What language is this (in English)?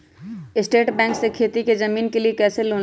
Magahi